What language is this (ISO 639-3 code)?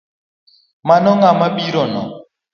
luo